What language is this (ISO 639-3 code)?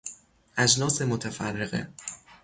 fas